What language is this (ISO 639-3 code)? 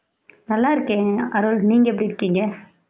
tam